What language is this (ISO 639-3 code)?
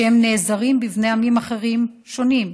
heb